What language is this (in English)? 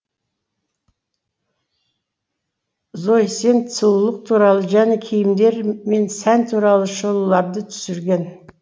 Kazakh